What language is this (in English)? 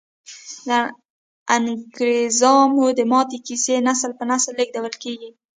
Pashto